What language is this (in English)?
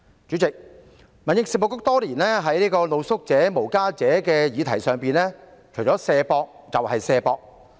Cantonese